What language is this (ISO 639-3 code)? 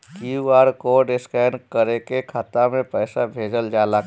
bho